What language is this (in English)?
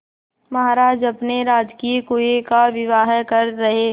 Hindi